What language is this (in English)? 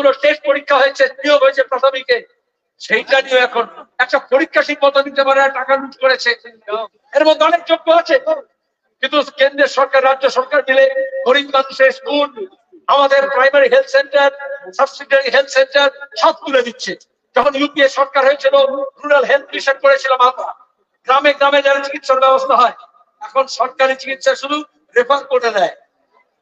Bangla